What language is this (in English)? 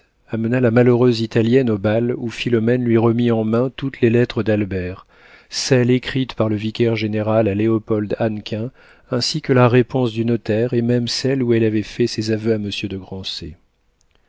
French